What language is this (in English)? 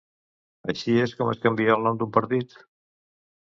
Catalan